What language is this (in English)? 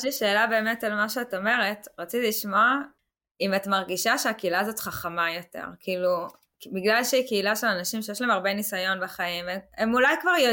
Hebrew